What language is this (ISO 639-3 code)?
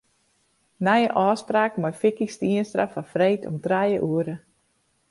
fry